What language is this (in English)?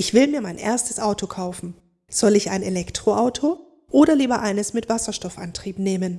German